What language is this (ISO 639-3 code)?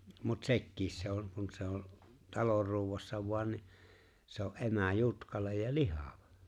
fin